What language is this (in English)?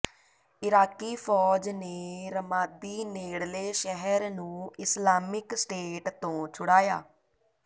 Punjabi